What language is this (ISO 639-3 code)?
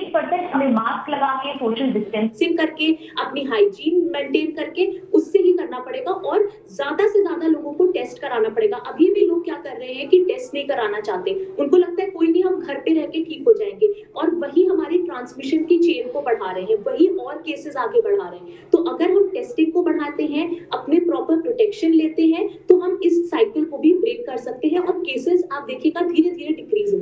hin